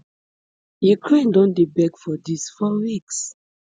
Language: Nigerian Pidgin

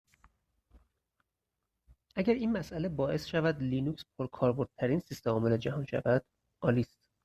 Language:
Persian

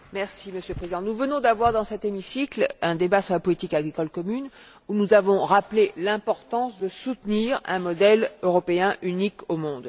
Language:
French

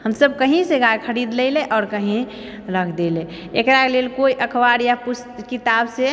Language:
Maithili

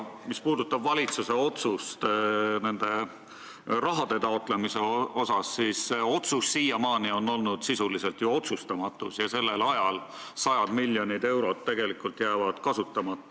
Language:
Estonian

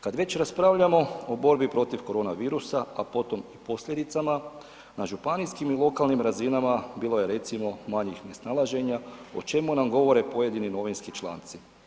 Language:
Croatian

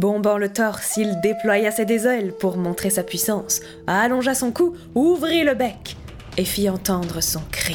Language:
French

